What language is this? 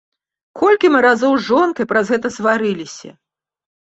Belarusian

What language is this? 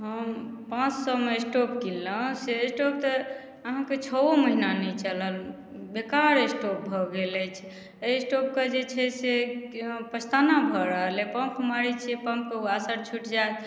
Maithili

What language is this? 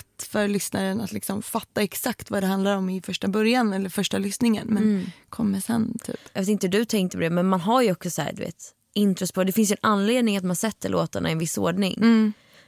Swedish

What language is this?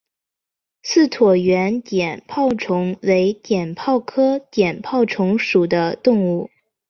Chinese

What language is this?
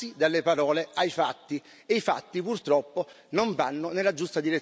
Italian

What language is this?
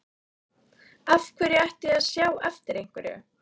Icelandic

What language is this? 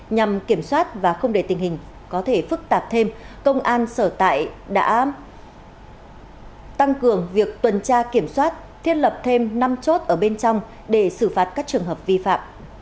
Vietnamese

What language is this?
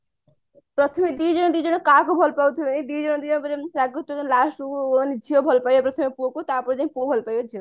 Odia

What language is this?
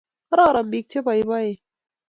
Kalenjin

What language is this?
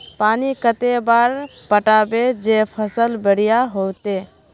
Magahi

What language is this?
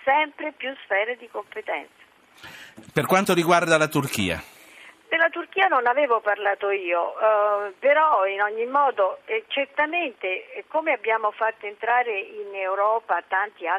Italian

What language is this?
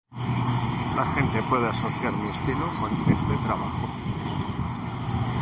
Spanish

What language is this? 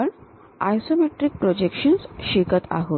Marathi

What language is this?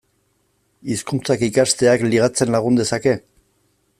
Basque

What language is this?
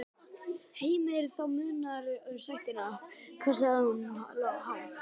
Icelandic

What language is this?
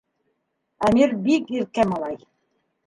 Bashkir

